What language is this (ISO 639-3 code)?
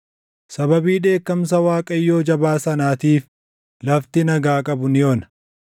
orm